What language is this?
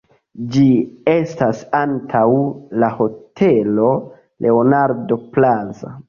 Esperanto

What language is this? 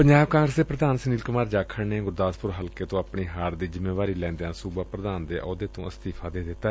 Punjabi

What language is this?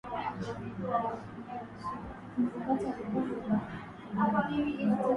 Swahili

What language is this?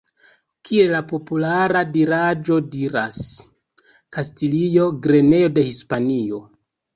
Esperanto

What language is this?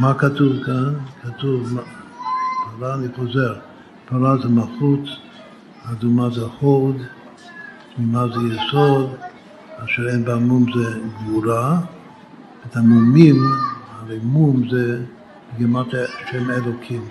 Hebrew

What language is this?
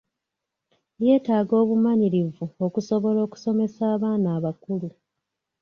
Ganda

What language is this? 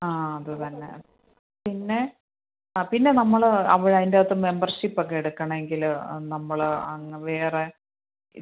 Malayalam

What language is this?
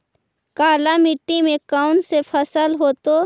Magahi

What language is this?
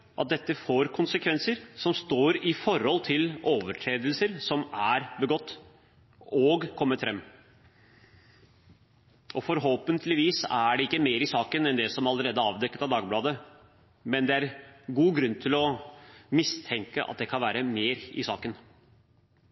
Norwegian Bokmål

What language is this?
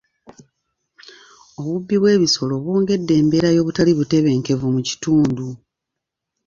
Ganda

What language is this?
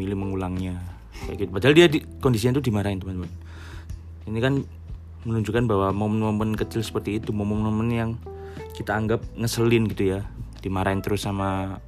Indonesian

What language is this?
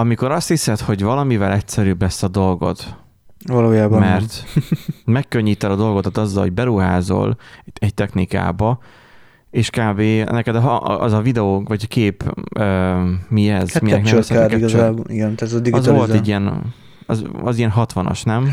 Hungarian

